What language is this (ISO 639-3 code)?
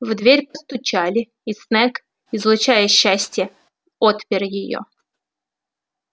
rus